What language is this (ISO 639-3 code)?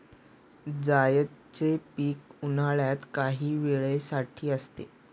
mar